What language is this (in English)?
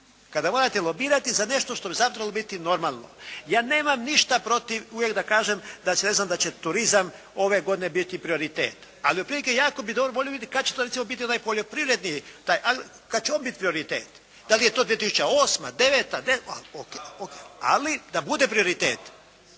Croatian